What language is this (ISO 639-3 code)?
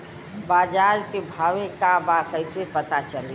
bho